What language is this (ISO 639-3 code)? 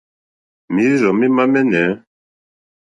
bri